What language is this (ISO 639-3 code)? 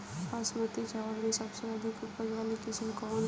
bho